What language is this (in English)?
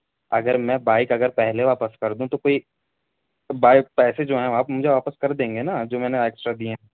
Urdu